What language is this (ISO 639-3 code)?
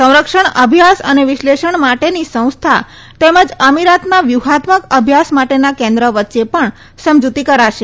guj